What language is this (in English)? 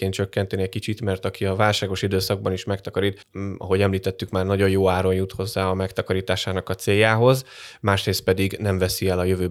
Hungarian